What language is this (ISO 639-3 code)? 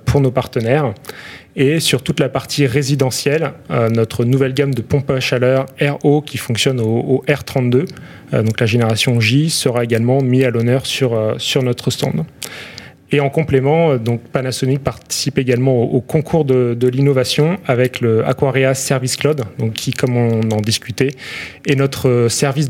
fra